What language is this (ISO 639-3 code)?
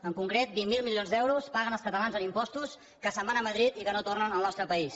cat